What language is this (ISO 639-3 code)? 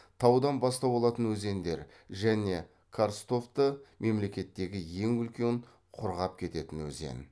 kaz